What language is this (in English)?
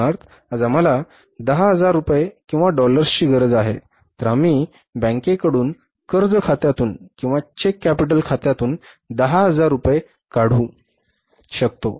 Marathi